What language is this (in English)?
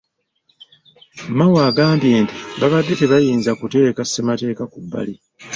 Ganda